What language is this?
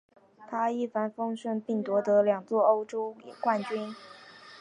Chinese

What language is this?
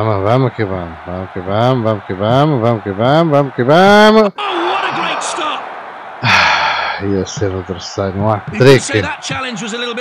Portuguese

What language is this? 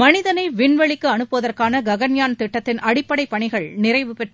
Tamil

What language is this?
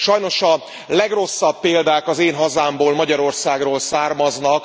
Hungarian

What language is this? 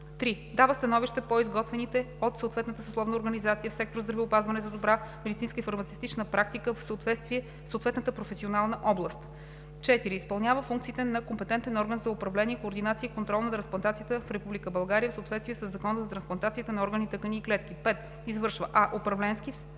Bulgarian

